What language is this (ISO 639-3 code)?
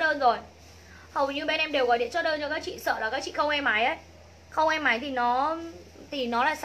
vie